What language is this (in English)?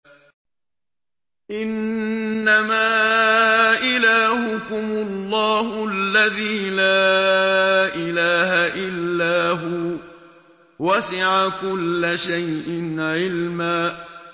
Arabic